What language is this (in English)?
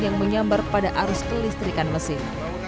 Indonesian